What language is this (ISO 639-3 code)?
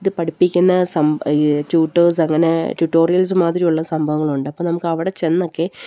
mal